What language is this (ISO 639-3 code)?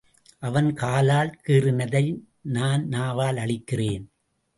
tam